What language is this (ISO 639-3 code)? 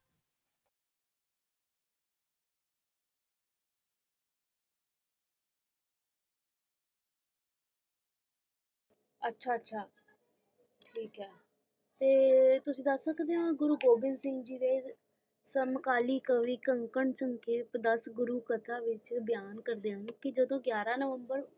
pan